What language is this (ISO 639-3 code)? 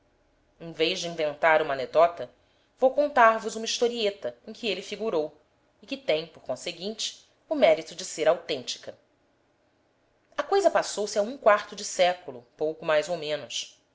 por